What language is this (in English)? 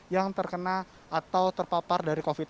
Indonesian